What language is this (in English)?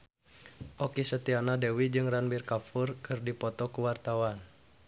Sundanese